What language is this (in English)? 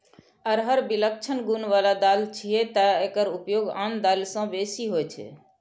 Maithili